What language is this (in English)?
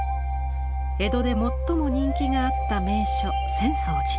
Japanese